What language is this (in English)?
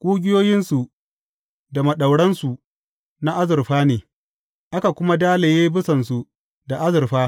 Hausa